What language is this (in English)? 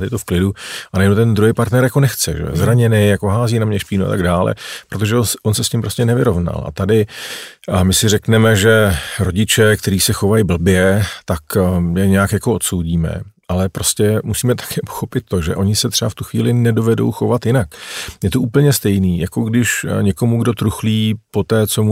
Czech